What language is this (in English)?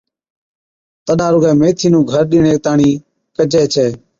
Od